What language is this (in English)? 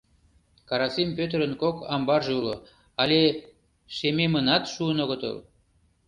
Mari